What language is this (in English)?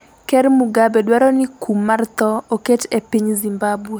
Luo (Kenya and Tanzania)